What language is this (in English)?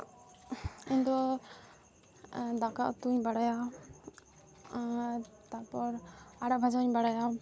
Santali